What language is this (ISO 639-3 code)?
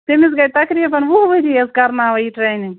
kas